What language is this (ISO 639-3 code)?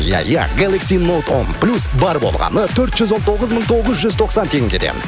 kaz